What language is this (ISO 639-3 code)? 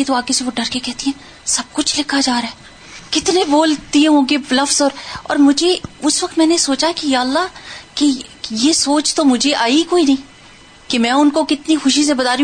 urd